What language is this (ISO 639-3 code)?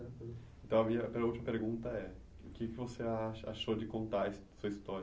por